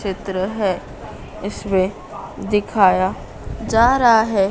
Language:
Hindi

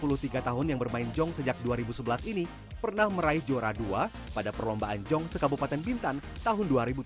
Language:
Indonesian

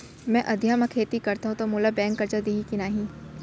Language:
Chhattisgarhi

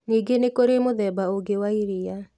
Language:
Kikuyu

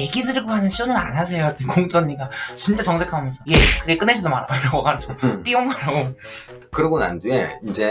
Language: Korean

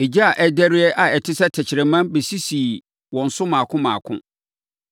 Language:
Akan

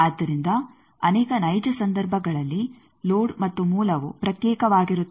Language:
Kannada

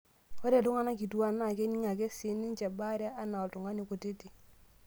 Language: Masai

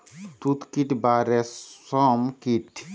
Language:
Bangla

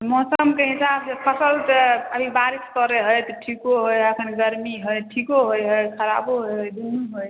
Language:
Maithili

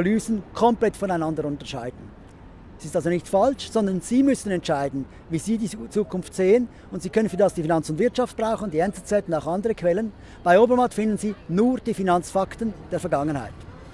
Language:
German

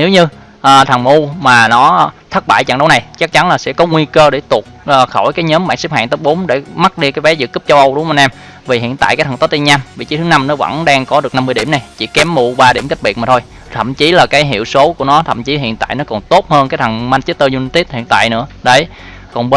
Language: Vietnamese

